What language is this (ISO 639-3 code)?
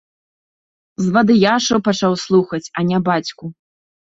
bel